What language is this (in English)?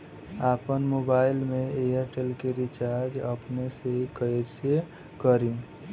Bhojpuri